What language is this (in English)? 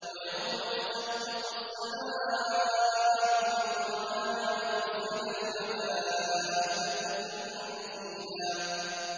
Arabic